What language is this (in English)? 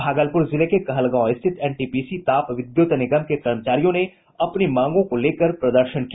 Hindi